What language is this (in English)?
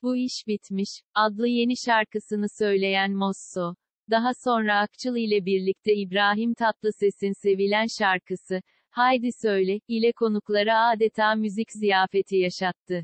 Turkish